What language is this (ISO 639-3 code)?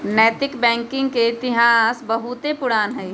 mag